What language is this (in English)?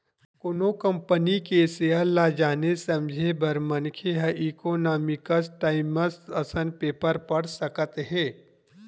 Chhattisgarhi